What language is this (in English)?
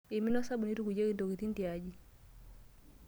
Masai